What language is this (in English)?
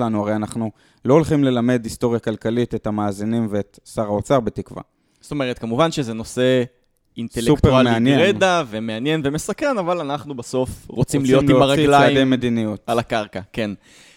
Hebrew